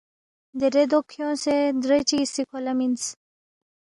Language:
Balti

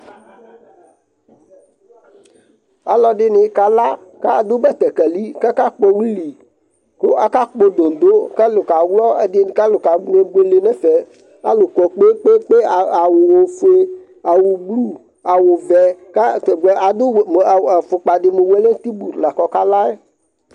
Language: Ikposo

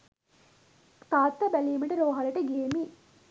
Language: Sinhala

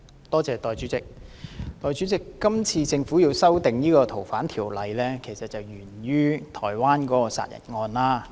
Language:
Cantonese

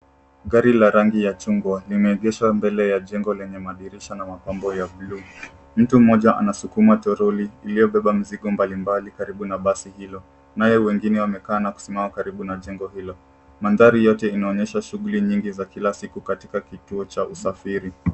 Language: Swahili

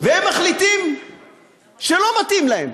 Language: Hebrew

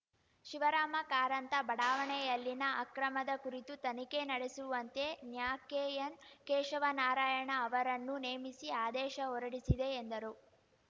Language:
Kannada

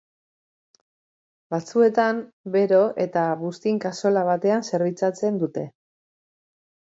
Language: Basque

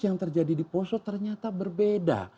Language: Indonesian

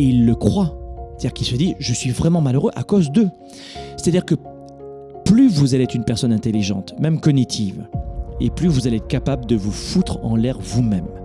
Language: French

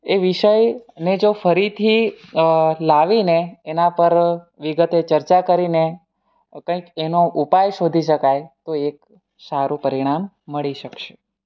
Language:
Gujarati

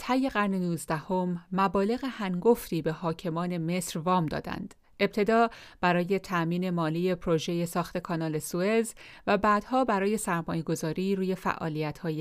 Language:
Persian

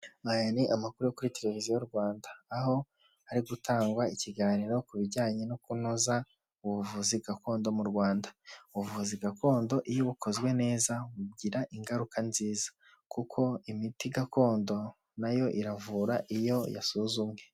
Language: Kinyarwanda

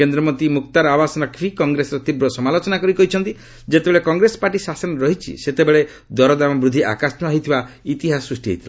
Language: Odia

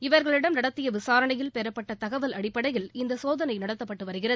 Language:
Tamil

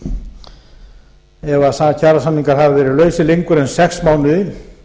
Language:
Icelandic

